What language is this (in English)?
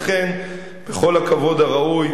Hebrew